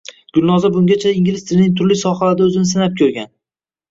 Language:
Uzbek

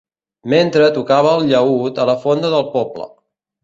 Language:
Catalan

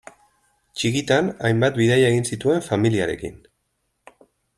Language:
Basque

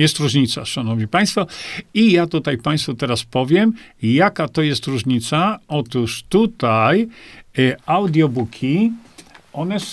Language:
Polish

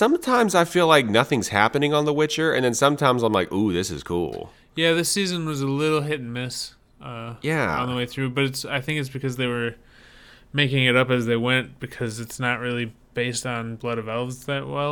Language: English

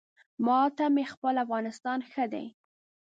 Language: Pashto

